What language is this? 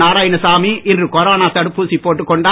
Tamil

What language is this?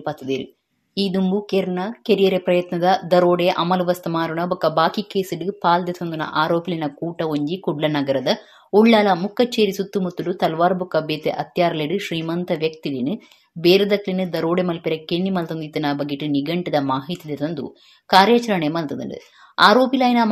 Kannada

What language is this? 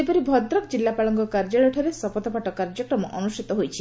Odia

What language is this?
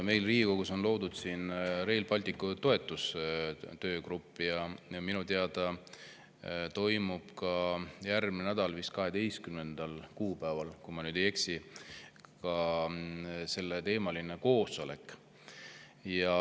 Estonian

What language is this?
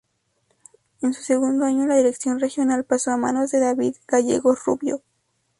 Spanish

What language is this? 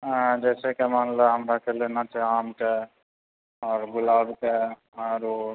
Maithili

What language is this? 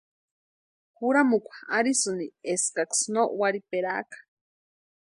Western Highland Purepecha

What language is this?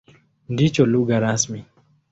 Swahili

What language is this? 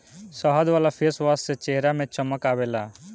Bhojpuri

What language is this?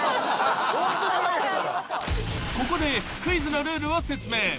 Japanese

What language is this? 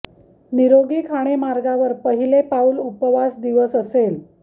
Marathi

